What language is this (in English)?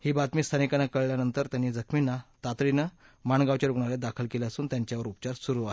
Marathi